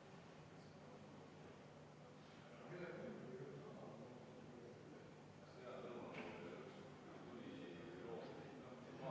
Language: Estonian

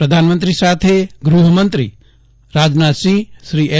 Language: Gujarati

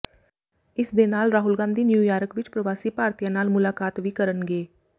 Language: Punjabi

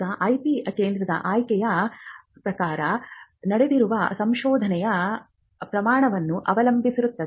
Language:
Kannada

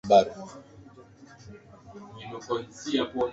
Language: Swahili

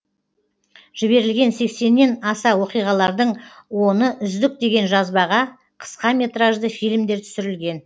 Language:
Kazakh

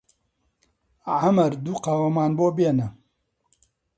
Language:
Central Kurdish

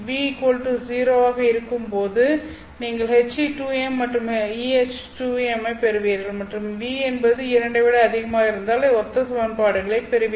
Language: Tamil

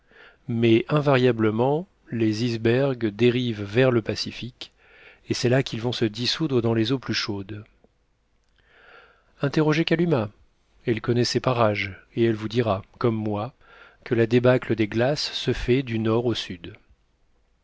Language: French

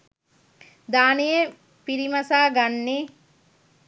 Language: Sinhala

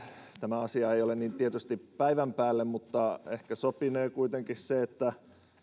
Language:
Finnish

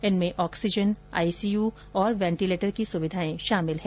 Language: Hindi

